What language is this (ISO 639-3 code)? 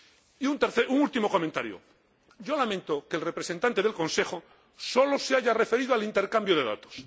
spa